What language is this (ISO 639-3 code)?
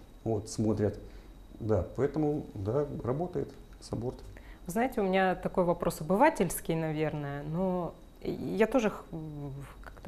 rus